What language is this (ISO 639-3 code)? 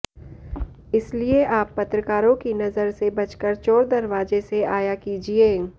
hin